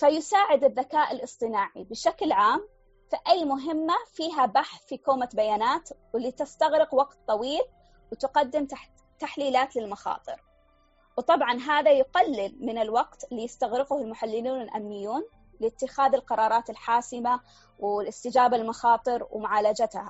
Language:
Arabic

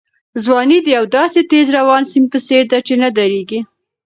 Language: Pashto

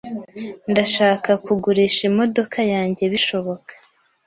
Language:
Kinyarwanda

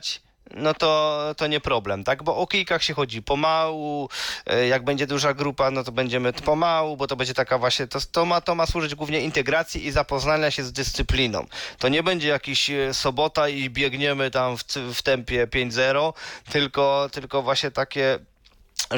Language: Polish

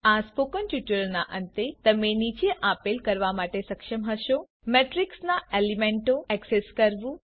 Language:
Gujarati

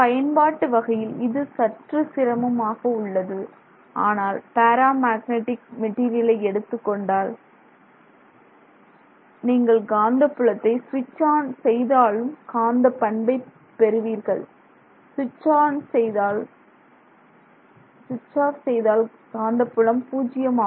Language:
Tamil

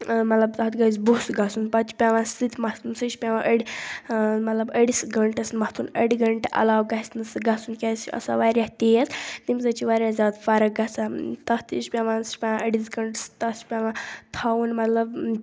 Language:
Kashmiri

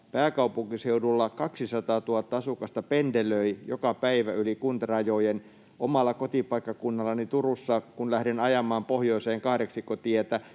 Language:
Finnish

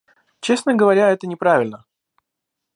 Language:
Russian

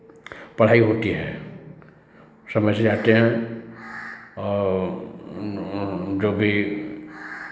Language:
Hindi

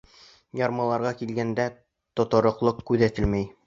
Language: Bashkir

